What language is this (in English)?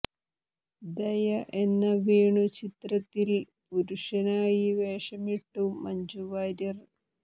Malayalam